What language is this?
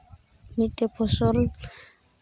Santali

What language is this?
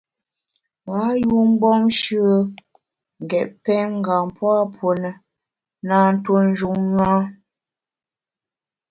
Bamun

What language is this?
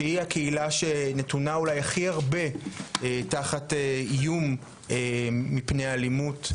Hebrew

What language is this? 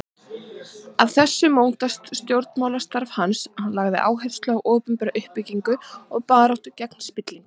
Icelandic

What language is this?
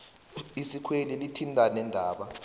South Ndebele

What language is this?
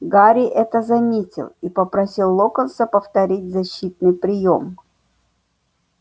Russian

